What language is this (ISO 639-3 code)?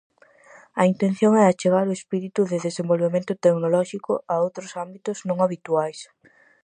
glg